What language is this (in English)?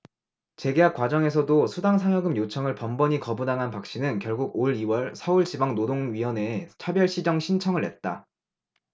Korean